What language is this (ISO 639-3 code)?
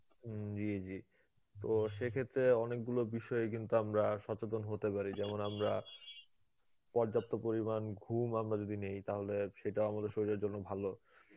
ben